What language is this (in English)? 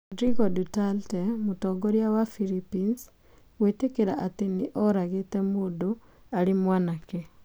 Kikuyu